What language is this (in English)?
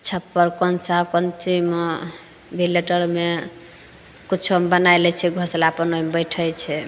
Maithili